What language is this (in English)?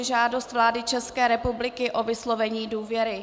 Czech